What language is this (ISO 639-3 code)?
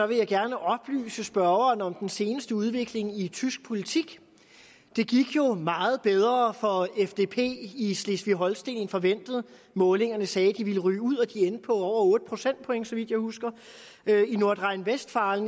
dan